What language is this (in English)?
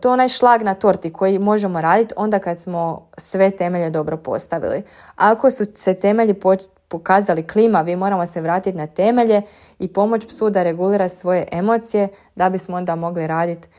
Croatian